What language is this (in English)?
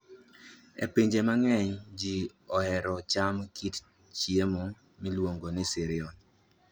Luo (Kenya and Tanzania)